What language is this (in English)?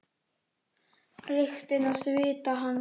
Icelandic